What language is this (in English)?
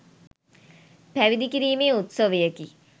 Sinhala